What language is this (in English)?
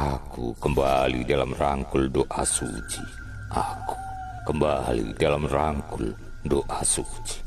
Indonesian